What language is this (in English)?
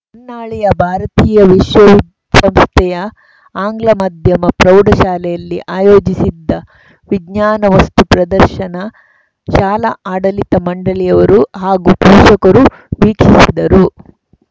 Kannada